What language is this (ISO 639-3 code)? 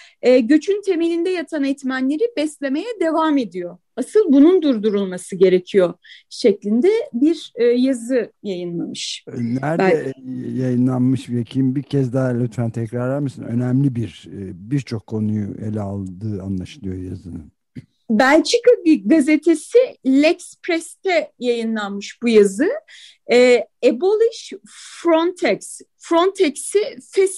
tur